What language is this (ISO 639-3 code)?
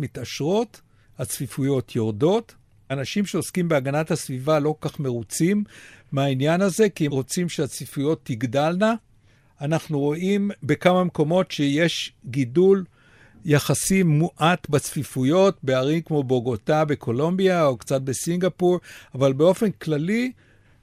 heb